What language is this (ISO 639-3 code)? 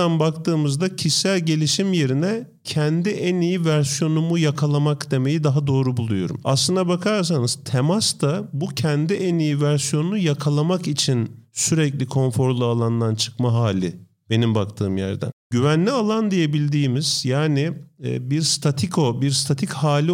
tur